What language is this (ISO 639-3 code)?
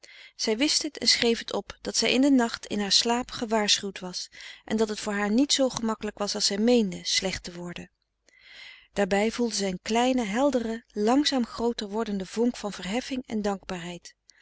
nld